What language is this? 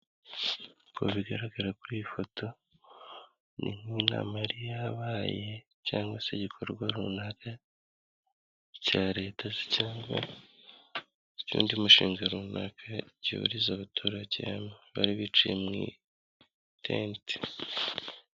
Kinyarwanda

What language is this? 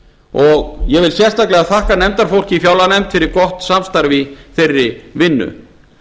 Icelandic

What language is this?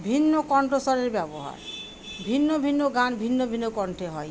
Bangla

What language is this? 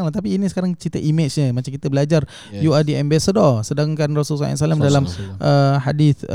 Malay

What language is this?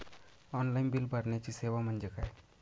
Marathi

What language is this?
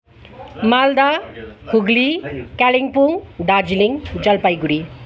Nepali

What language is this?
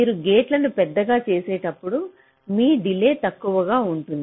Telugu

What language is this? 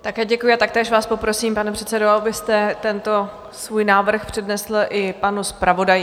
Czech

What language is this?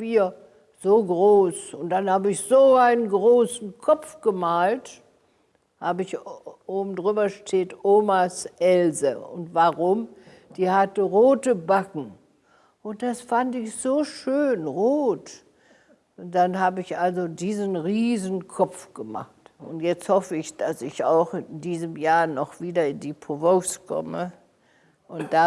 German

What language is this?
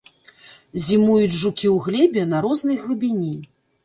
Belarusian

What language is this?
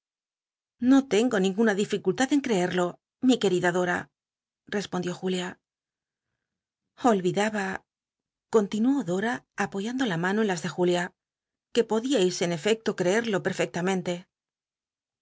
Spanish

